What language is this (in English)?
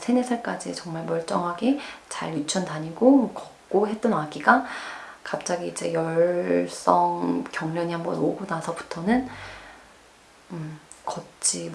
Korean